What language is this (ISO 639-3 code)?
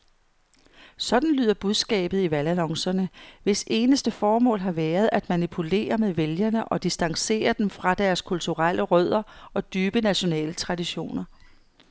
dan